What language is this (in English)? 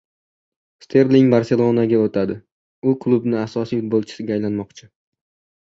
Uzbek